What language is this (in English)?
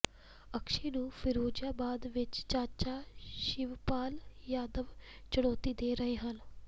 Punjabi